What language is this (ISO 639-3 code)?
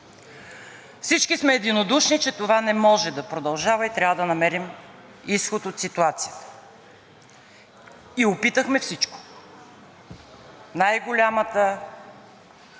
bul